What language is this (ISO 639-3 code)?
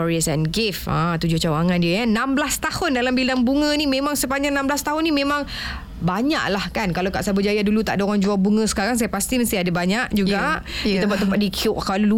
msa